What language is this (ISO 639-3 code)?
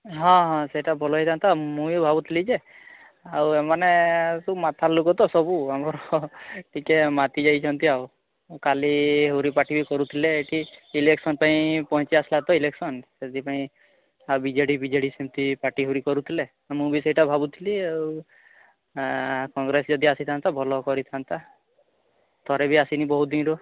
ori